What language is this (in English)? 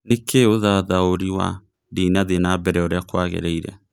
Kikuyu